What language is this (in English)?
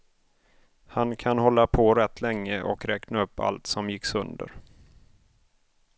Swedish